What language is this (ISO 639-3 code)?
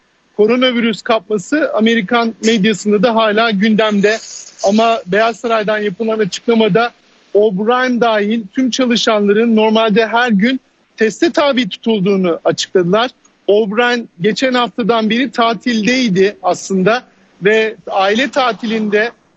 tur